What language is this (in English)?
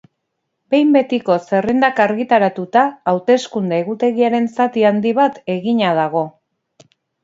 Basque